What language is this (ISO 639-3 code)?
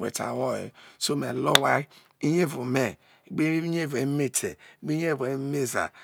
iso